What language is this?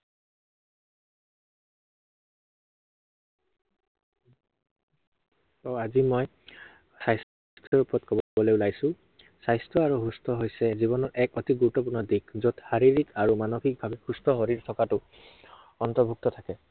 Assamese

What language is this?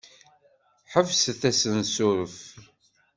Kabyle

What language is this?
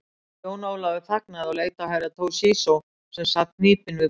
Icelandic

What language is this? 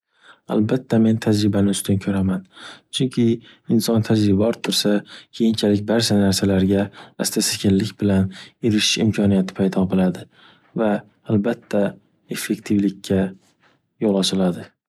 Uzbek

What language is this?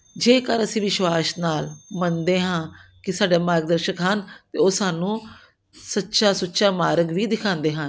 Punjabi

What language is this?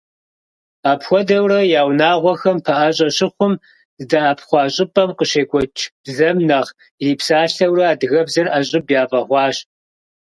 Kabardian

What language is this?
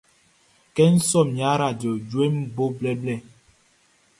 Baoulé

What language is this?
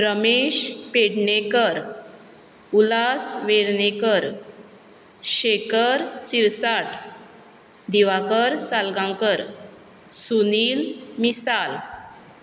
Konkani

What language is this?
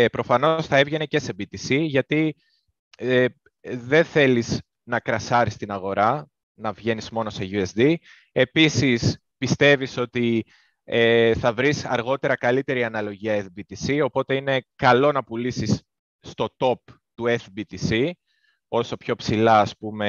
Greek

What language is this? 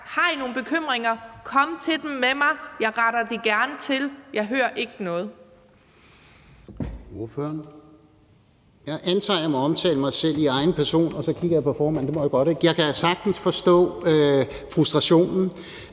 Danish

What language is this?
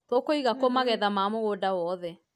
Kikuyu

